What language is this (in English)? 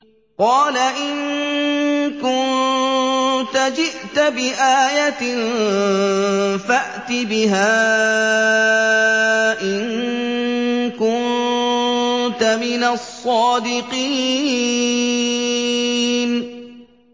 Arabic